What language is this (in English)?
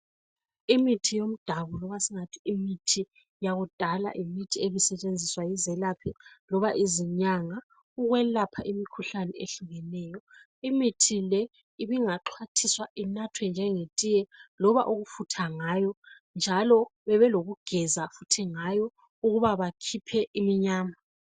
North Ndebele